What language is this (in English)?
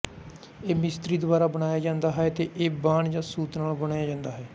Punjabi